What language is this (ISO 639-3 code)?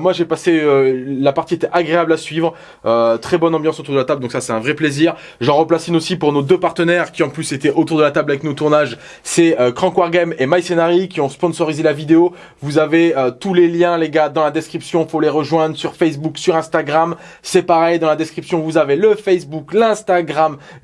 fra